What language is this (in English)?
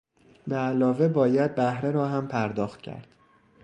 Persian